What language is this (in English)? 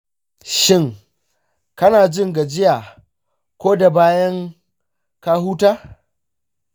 Hausa